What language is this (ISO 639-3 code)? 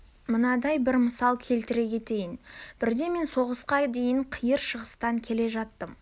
kaz